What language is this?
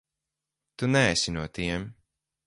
Latvian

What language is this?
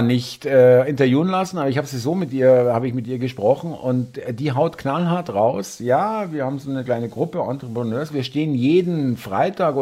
German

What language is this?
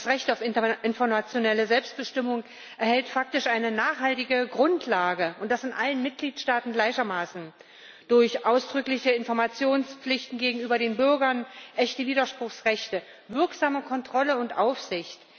German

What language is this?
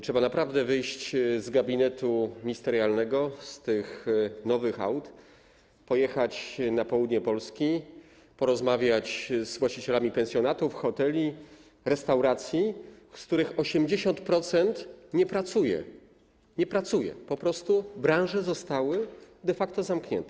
Polish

